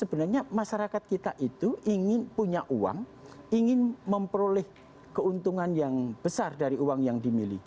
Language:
Indonesian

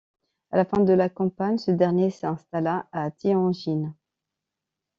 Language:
French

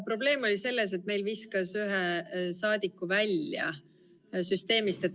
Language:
Estonian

